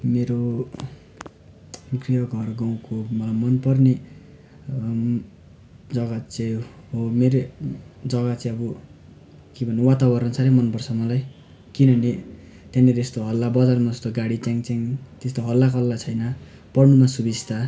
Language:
Nepali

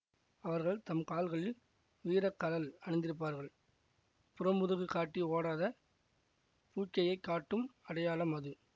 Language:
Tamil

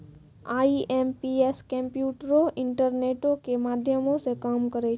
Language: Maithili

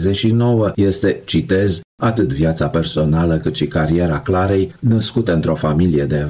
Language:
Romanian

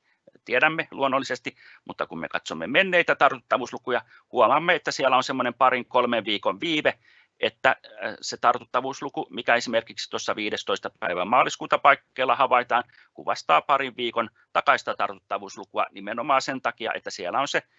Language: Finnish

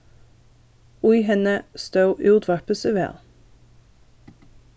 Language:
Faroese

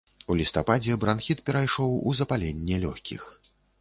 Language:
Belarusian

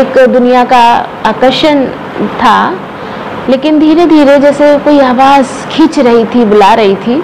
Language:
Hindi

